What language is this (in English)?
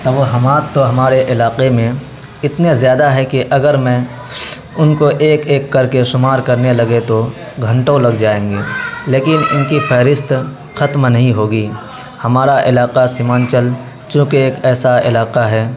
Urdu